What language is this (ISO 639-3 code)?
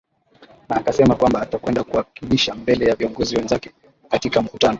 swa